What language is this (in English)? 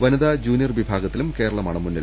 Malayalam